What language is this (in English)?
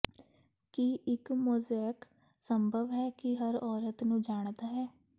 Punjabi